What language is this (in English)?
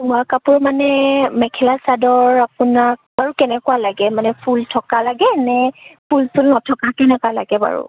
Assamese